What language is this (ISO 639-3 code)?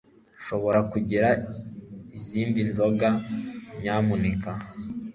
kin